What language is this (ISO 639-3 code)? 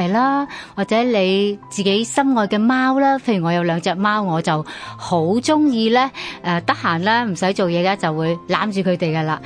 zho